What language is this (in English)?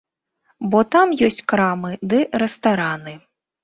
Belarusian